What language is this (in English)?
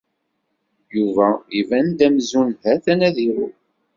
Kabyle